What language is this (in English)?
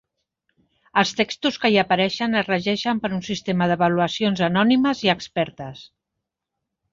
Catalan